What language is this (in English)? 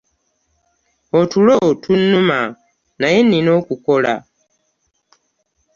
Ganda